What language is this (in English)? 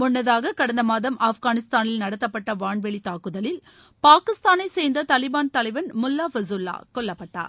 Tamil